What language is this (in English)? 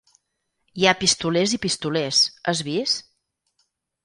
Catalan